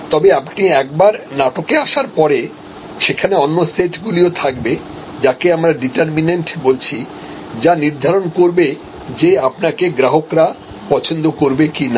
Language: Bangla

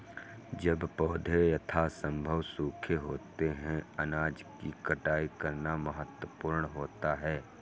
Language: Hindi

